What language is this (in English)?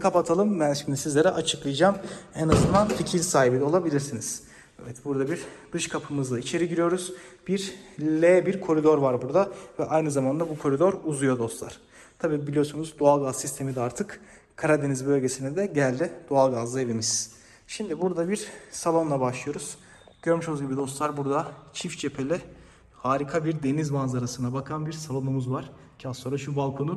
Turkish